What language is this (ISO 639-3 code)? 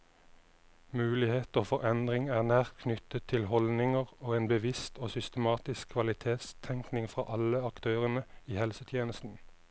nor